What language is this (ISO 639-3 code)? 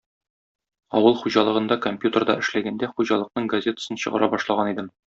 tat